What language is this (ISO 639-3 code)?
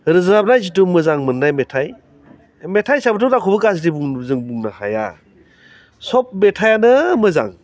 brx